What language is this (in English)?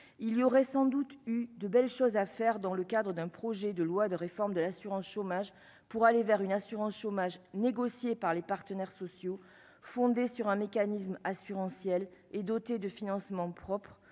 French